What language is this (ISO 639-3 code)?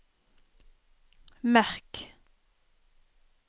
nor